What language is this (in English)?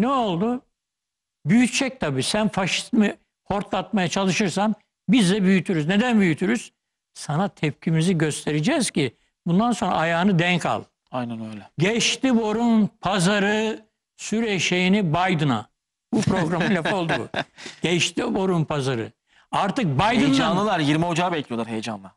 Turkish